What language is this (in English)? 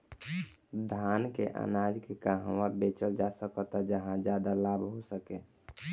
Bhojpuri